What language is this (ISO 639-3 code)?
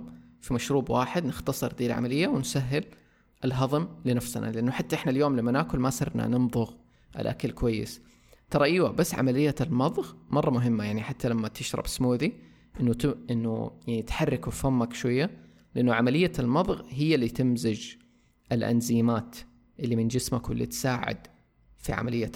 ara